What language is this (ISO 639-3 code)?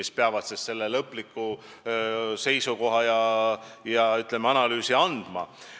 est